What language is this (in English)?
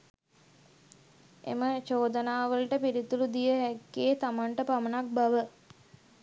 Sinhala